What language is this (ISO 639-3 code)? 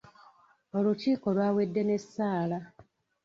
lug